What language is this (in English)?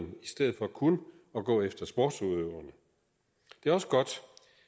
Danish